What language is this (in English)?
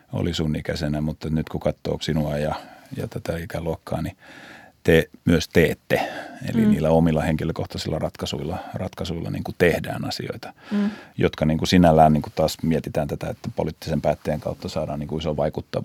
Finnish